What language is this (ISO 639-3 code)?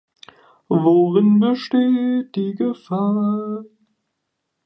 deu